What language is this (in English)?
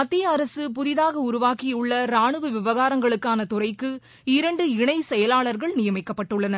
Tamil